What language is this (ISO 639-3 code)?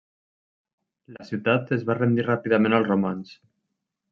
cat